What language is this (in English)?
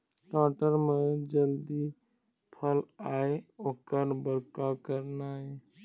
Chhattisgarhi